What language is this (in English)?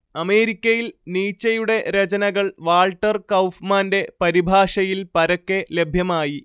Malayalam